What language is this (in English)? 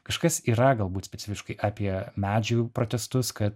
Lithuanian